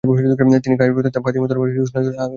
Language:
Bangla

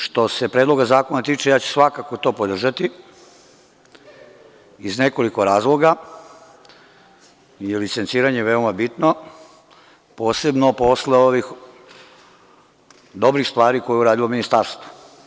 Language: Serbian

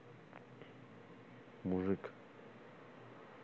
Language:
Russian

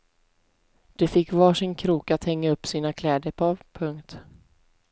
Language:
Swedish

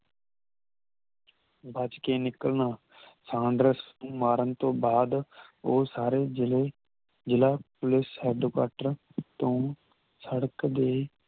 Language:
Punjabi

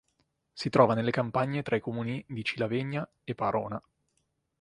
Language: Italian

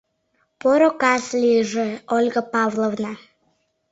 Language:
Mari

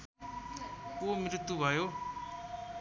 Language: Nepali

